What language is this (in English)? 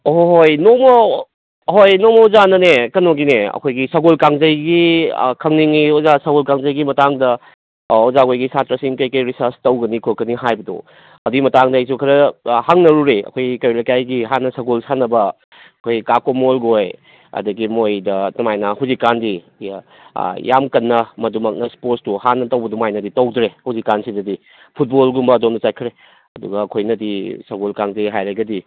Manipuri